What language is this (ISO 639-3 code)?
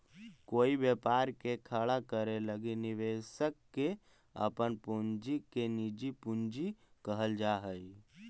mag